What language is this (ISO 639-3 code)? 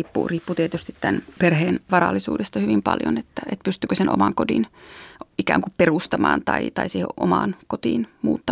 fin